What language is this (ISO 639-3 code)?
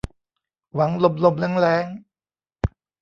tha